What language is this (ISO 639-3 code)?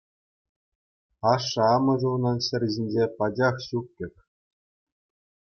chv